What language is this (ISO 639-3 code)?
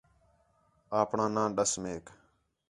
xhe